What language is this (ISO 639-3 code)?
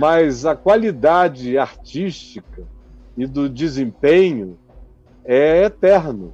por